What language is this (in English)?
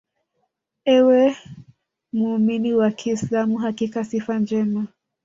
Swahili